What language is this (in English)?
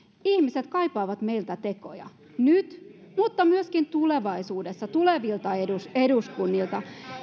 Finnish